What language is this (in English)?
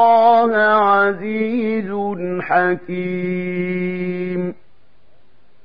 Arabic